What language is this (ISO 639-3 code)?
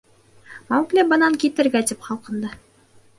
bak